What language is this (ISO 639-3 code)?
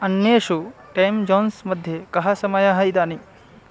san